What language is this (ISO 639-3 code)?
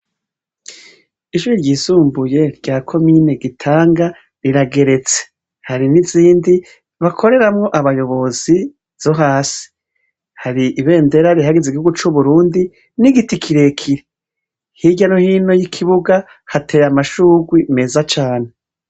run